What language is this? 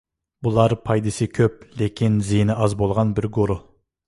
Uyghur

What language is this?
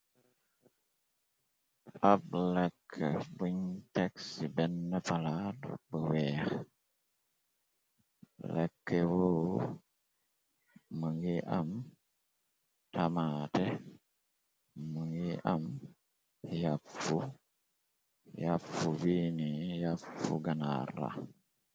Wolof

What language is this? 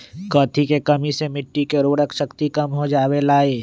Magahi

